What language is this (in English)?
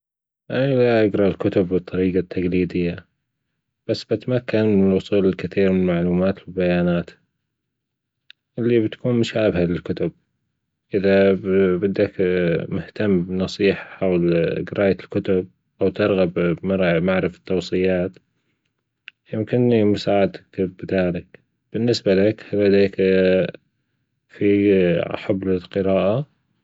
Gulf Arabic